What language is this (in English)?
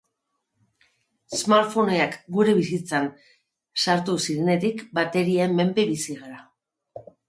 Basque